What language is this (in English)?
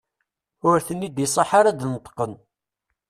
Kabyle